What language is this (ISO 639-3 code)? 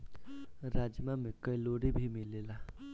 bho